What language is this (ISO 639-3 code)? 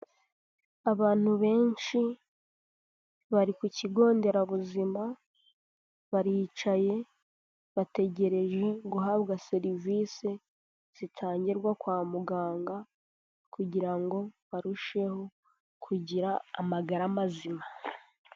kin